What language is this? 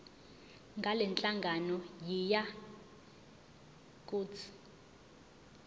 Zulu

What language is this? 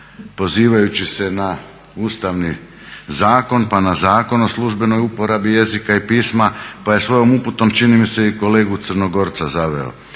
Croatian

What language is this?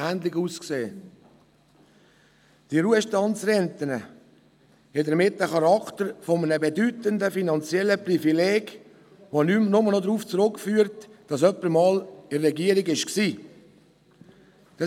Swiss German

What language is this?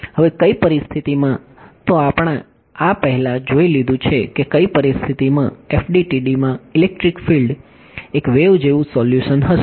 Gujarati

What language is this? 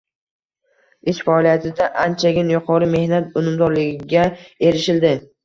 Uzbek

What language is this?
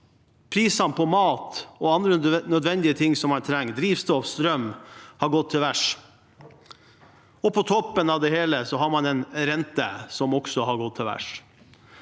Norwegian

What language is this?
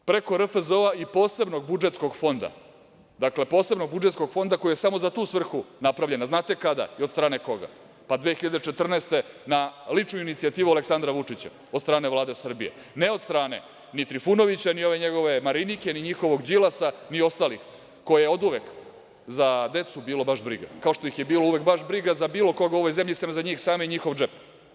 Serbian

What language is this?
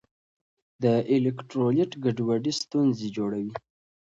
Pashto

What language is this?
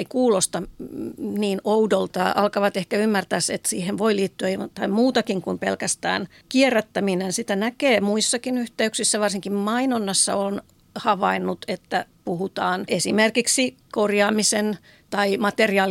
Finnish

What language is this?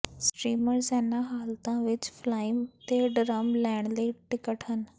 Punjabi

